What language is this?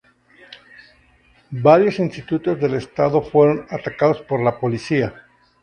Spanish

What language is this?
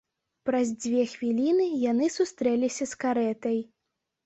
Belarusian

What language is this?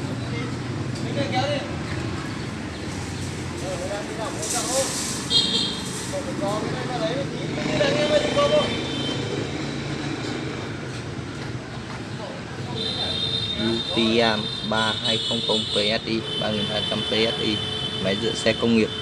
Vietnamese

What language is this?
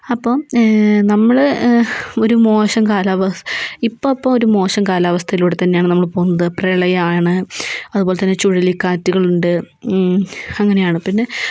Malayalam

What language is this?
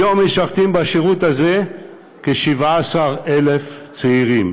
Hebrew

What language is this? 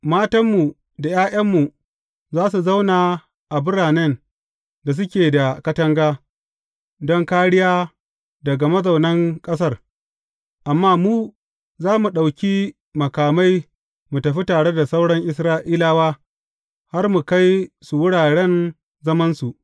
Hausa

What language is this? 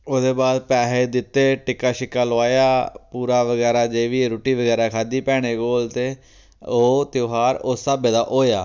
Dogri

